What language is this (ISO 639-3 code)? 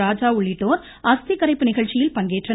tam